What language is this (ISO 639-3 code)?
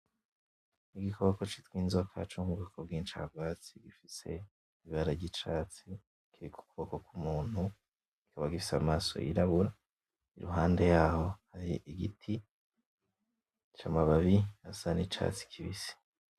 run